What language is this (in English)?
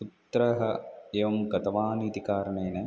Sanskrit